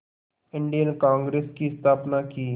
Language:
Hindi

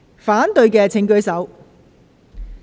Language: Cantonese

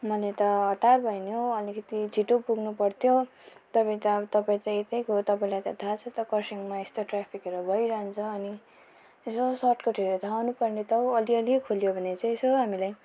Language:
Nepali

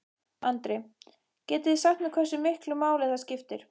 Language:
Icelandic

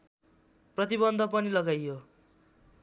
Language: Nepali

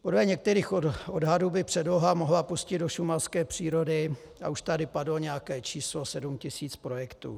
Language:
Czech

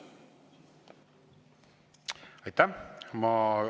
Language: Estonian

